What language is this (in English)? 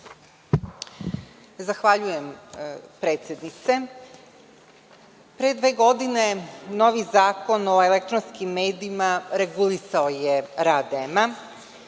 Serbian